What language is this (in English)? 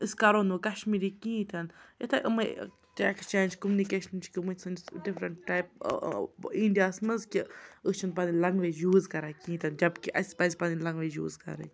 Kashmiri